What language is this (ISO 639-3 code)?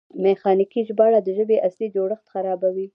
pus